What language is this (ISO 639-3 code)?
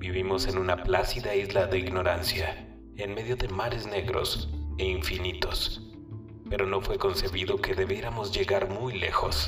spa